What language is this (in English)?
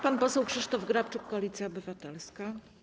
Polish